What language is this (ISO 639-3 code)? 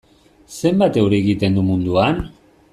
eus